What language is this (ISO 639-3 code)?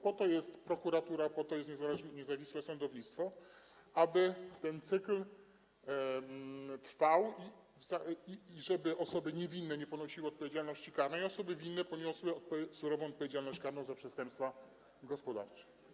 pol